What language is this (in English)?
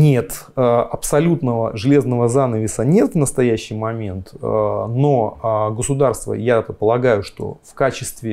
Russian